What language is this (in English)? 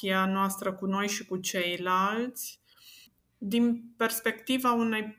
Romanian